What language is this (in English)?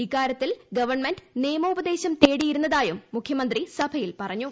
Malayalam